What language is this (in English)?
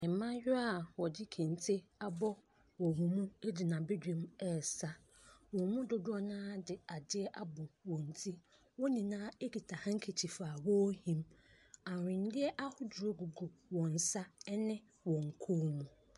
Akan